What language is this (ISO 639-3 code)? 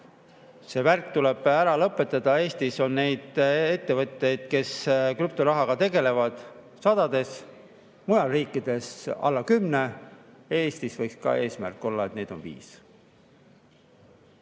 est